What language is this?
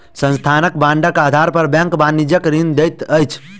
Maithili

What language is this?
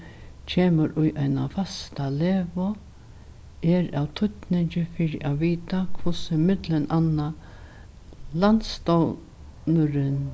Faroese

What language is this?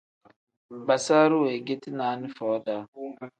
Tem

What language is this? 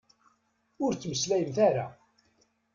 Kabyle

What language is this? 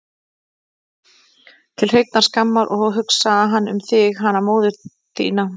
Icelandic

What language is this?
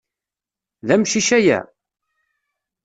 Kabyle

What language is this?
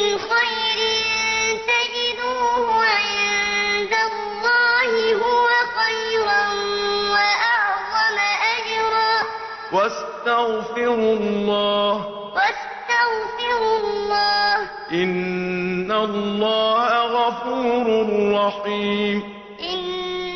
Arabic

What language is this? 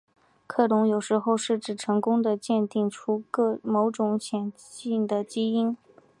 Chinese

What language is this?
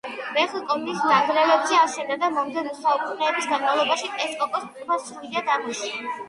Georgian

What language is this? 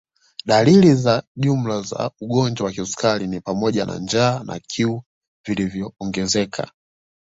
Swahili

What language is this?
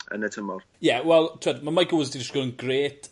Welsh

